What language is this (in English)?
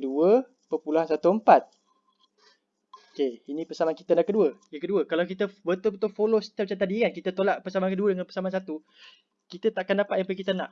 Malay